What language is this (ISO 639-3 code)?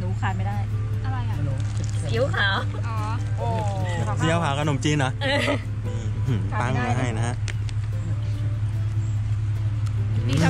tha